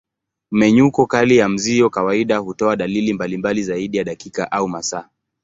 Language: Swahili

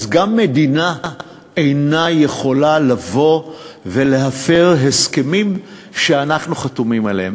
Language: Hebrew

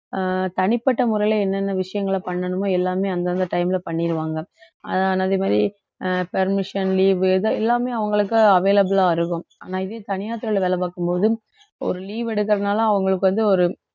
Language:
Tamil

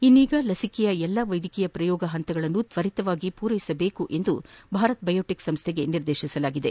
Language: Kannada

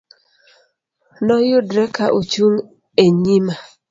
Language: Luo (Kenya and Tanzania)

